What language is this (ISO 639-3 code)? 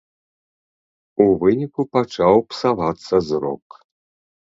bel